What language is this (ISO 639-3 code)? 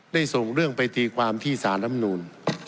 tha